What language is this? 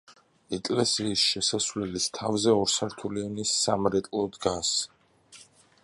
Georgian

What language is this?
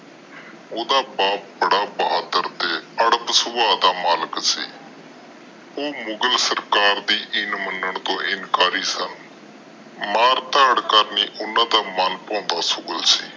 Punjabi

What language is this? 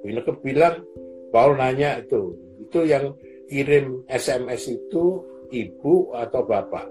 Indonesian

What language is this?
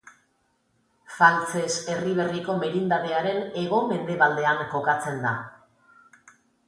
Basque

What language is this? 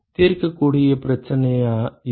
Tamil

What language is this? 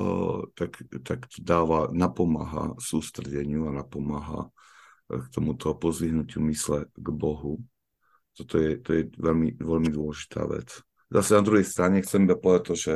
Slovak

